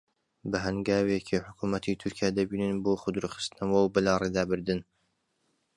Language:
Central Kurdish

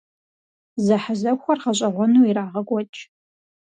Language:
Kabardian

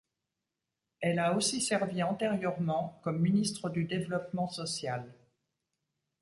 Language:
French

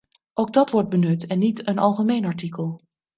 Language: Dutch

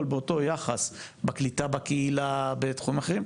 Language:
Hebrew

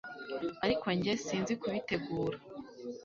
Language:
Kinyarwanda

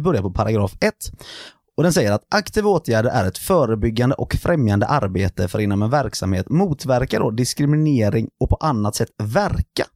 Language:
Swedish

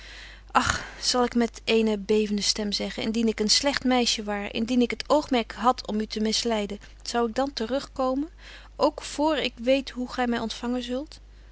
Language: Dutch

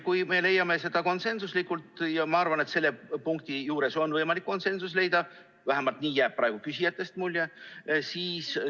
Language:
Estonian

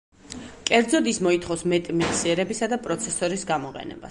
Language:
Georgian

